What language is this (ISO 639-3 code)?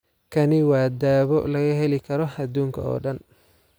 som